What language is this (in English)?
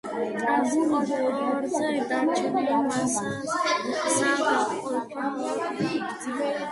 Georgian